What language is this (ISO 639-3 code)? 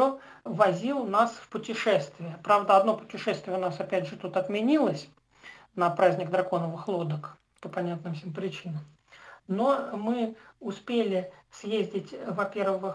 rus